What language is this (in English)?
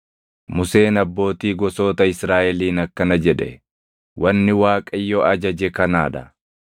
Oromo